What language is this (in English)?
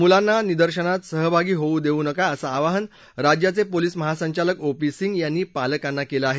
Marathi